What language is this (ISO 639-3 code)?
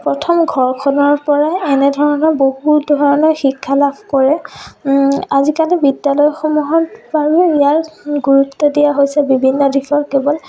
asm